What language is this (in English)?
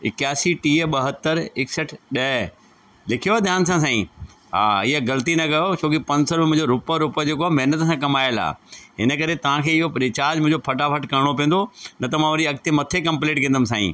Sindhi